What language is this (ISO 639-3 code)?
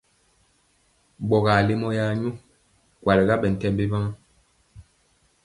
mcx